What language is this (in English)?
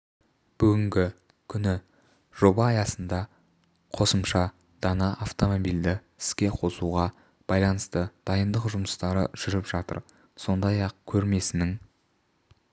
Kazakh